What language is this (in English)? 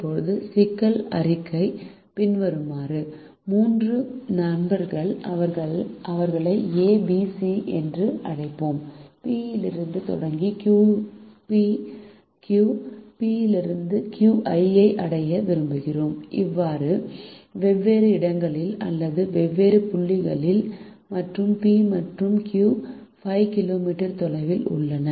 Tamil